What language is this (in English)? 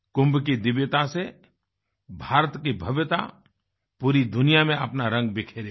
Hindi